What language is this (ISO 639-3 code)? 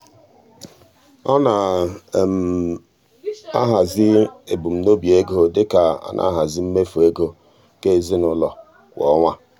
ibo